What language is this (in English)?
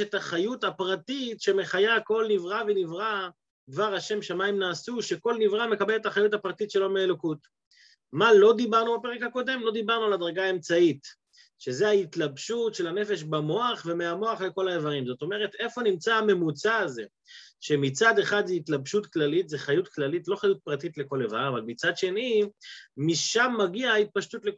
Hebrew